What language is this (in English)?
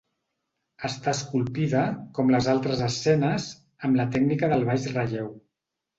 Catalan